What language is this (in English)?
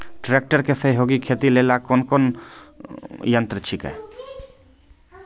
Maithili